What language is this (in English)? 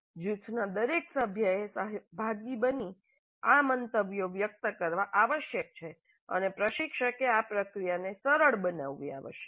Gujarati